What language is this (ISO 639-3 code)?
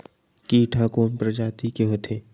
hne